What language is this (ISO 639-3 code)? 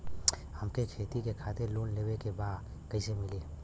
bho